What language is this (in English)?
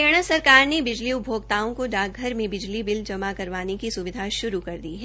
Hindi